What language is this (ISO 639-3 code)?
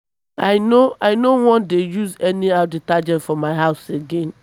pcm